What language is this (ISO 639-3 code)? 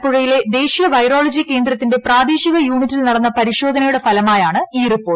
mal